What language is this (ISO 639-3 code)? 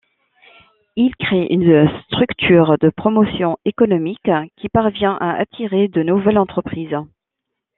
fra